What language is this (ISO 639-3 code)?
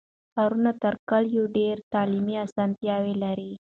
pus